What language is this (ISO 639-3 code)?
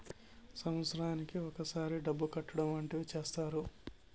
tel